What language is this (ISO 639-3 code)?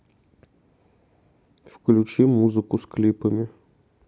rus